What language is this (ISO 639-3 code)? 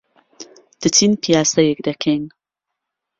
ckb